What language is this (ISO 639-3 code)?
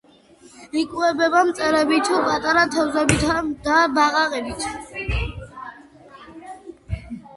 kat